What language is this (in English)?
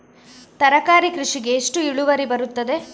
Kannada